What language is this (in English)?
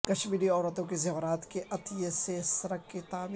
Urdu